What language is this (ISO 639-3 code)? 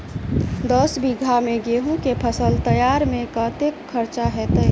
mai